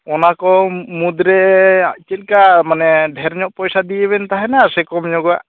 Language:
Santali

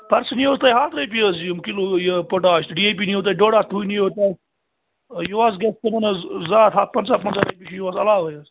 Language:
Kashmiri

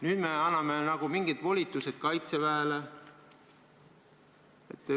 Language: Estonian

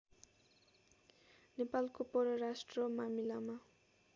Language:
Nepali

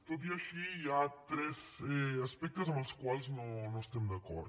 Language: Catalan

